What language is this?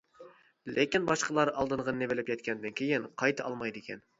Uyghur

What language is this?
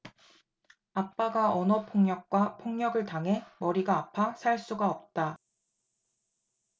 Korean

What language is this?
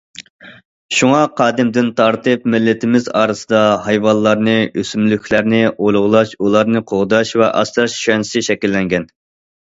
Uyghur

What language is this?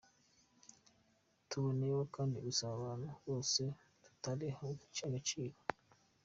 Kinyarwanda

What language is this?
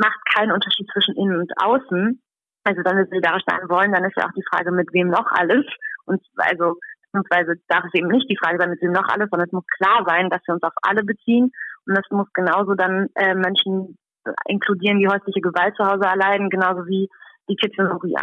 German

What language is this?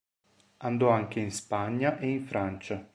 Italian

